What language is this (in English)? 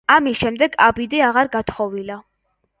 Georgian